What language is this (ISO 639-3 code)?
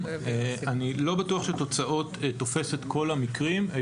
heb